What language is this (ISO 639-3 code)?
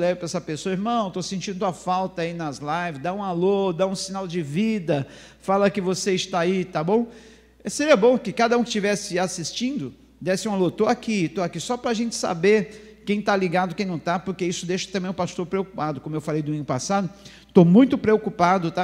por